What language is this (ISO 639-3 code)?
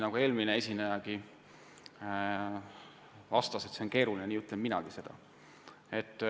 est